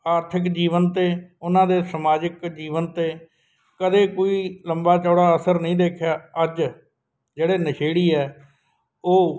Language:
Punjabi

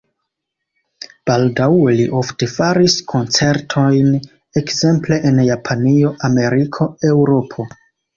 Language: Esperanto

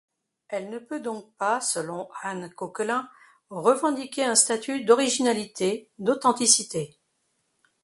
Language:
French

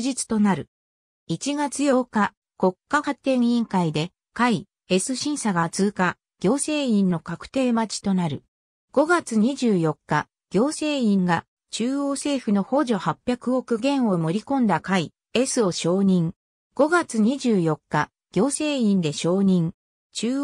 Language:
Japanese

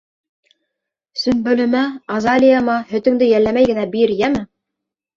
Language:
Bashkir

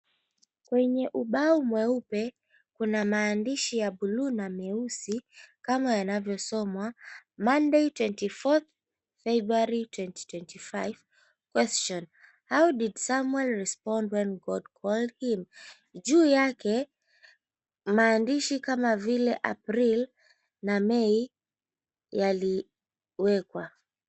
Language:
Swahili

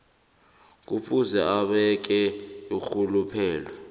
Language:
South Ndebele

